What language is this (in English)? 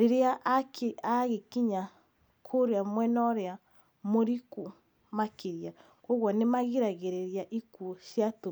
Kikuyu